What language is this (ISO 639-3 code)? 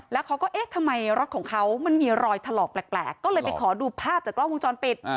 tha